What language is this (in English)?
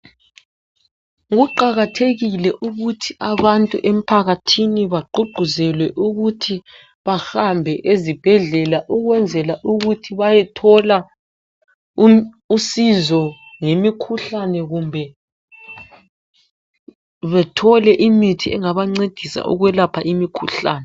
North Ndebele